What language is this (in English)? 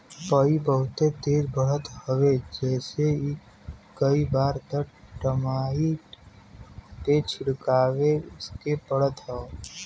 Bhojpuri